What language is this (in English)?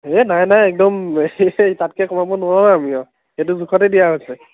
Assamese